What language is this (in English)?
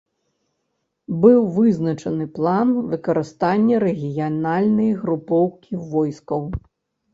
Belarusian